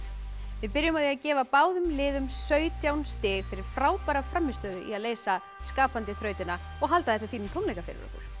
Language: Icelandic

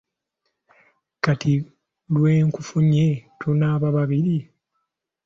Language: Ganda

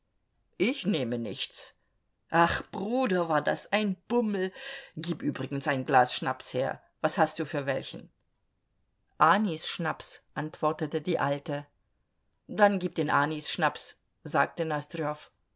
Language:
German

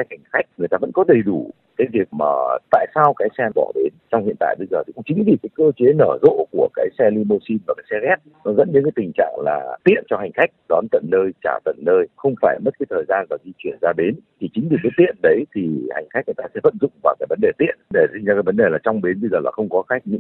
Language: Vietnamese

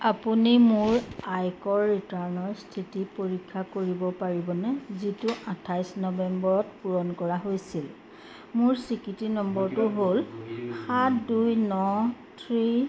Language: Assamese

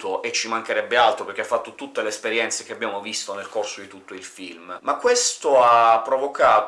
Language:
Italian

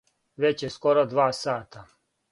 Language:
Serbian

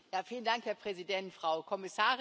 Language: German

